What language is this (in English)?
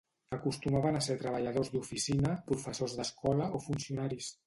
Catalan